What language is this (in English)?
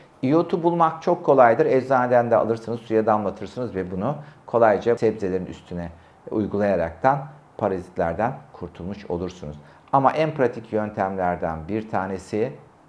Turkish